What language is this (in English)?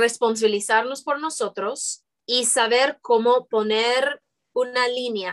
Spanish